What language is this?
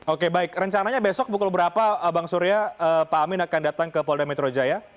Indonesian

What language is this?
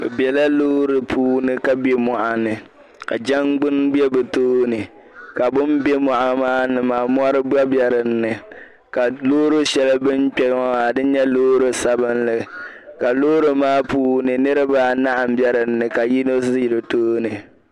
Dagbani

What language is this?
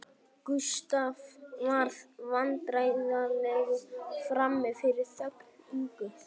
Icelandic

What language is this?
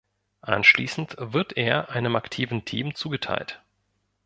German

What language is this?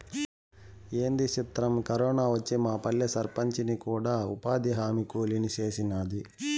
Telugu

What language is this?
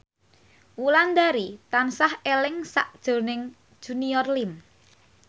Javanese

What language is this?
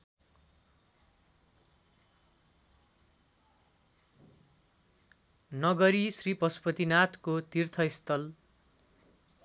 Nepali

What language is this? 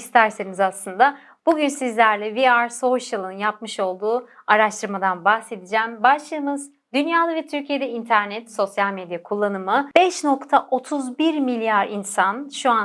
Turkish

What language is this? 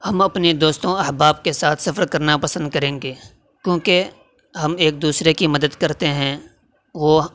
Urdu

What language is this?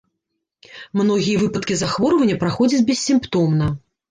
Belarusian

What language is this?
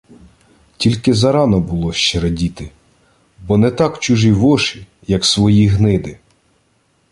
Ukrainian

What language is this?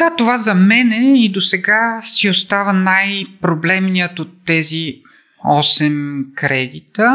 Bulgarian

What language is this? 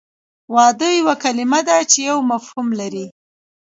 Pashto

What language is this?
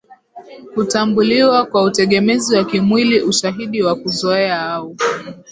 Swahili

